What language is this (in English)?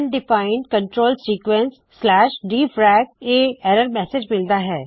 Punjabi